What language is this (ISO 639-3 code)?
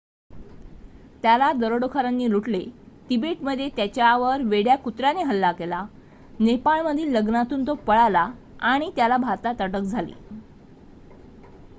mar